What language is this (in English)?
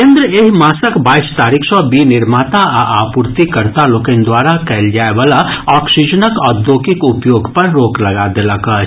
Maithili